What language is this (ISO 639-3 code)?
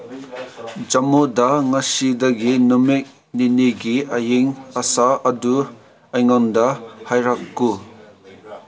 mni